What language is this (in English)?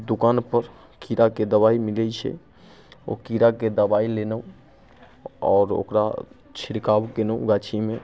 Maithili